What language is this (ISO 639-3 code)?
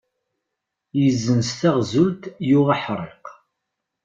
kab